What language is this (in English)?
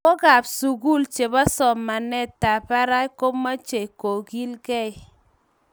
Kalenjin